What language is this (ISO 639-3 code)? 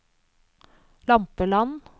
nor